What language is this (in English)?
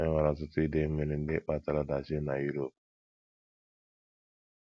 Igbo